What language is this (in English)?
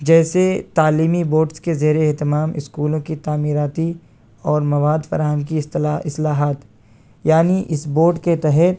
Urdu